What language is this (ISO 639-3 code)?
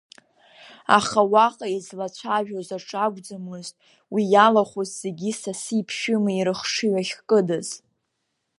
abk